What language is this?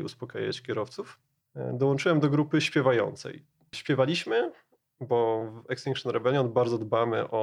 Polish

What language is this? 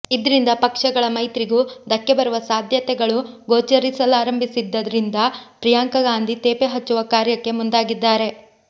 Kannada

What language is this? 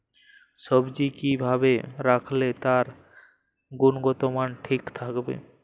Bangla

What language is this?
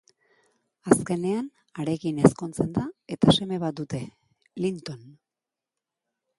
Basque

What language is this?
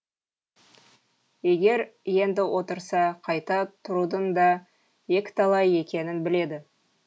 Kazakh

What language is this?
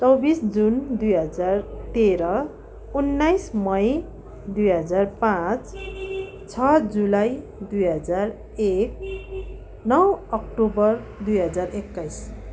Nepali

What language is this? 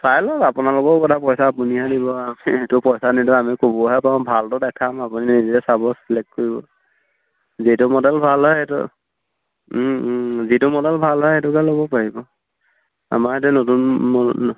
Assamese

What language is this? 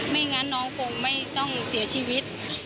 Thai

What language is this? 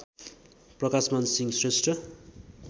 Nepali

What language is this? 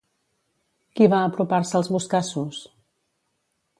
Catalan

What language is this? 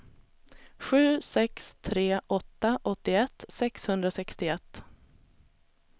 Swedish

